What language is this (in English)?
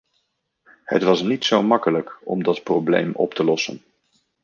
Dutch